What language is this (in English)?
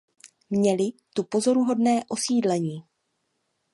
Czech